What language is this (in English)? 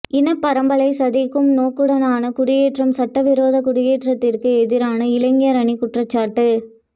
Tamil